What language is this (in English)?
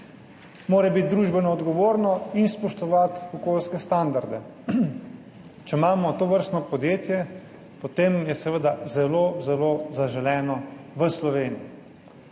Slovenian